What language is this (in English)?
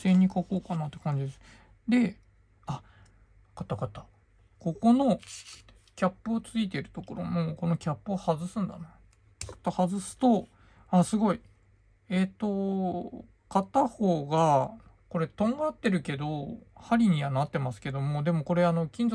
Japanese